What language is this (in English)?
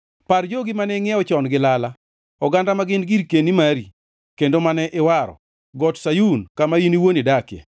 Luo (Kenya and Tanzania)